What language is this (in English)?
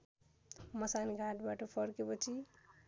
Nepali